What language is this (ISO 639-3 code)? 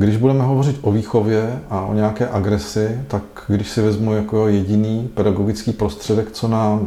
ces